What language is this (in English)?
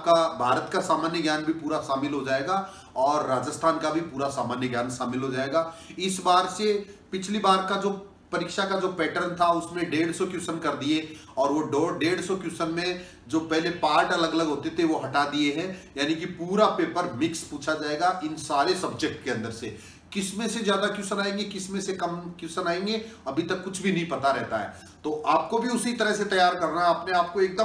Hindi